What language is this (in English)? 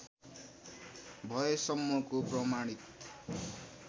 Nepali